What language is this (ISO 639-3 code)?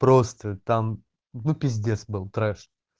rus